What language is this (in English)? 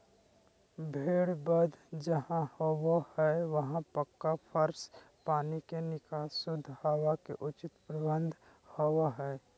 Magahi